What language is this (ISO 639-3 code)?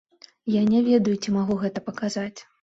bel